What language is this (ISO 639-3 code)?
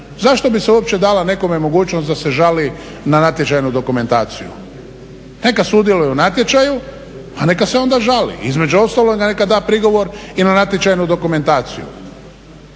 hrv